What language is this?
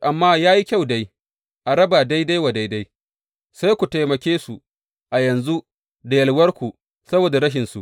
Hausa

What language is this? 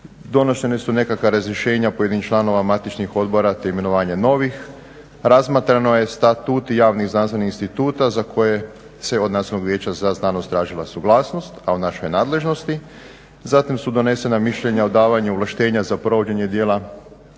Croatian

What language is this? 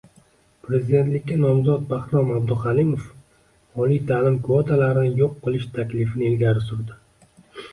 Uzbek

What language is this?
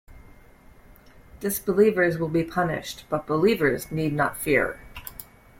English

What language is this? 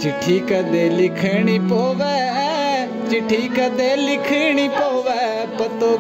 Punjabi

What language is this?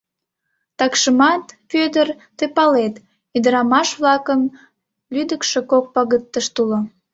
Mari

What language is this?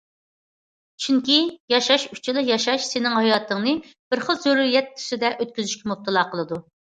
Uyghur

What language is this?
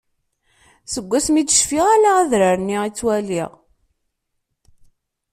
Kabyle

